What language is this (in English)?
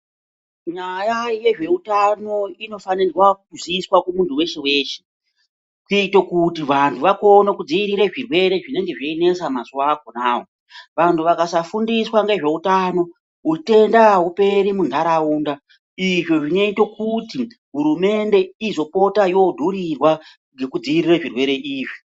Ndau